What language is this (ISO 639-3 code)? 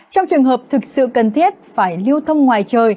vie